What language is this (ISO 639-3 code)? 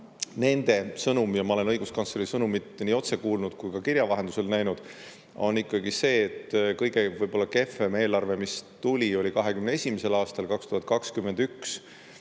est